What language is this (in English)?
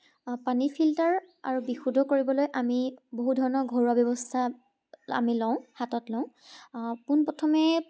Assamese